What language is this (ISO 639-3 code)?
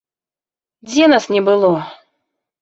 bel